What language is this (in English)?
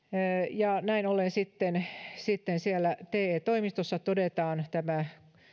Finnish